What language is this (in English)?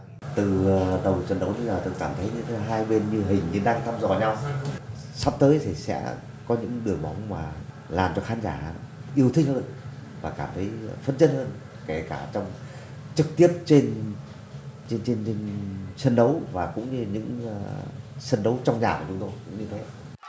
Vietnamese